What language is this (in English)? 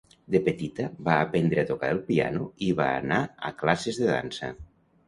Catalan